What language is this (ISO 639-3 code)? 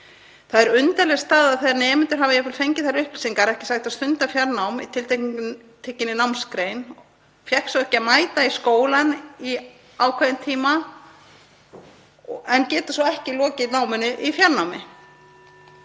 isl